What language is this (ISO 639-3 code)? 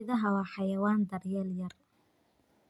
som